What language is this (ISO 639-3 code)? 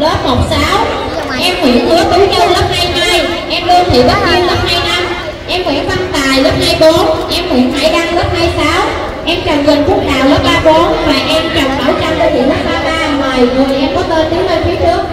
vie